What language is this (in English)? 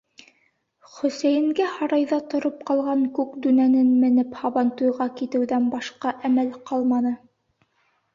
Bashkir